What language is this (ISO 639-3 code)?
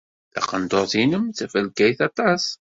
kab